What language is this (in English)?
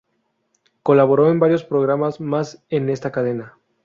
Spanish